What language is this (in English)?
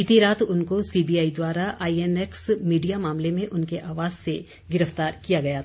Hindi